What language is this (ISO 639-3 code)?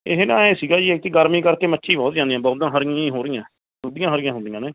pan